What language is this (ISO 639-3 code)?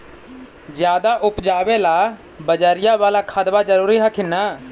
mag